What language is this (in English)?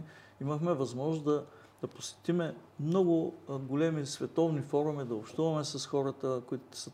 Bulgarian